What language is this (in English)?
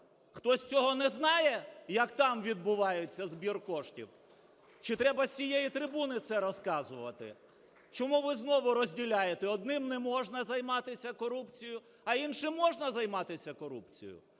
Ukrainian